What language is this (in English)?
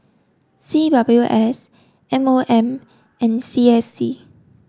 English